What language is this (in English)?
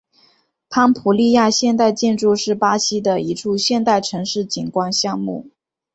Chinese